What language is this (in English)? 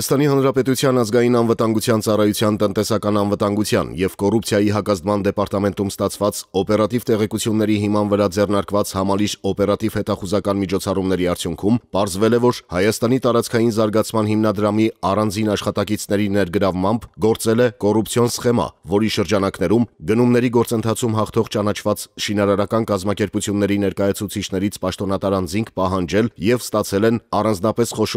Romanian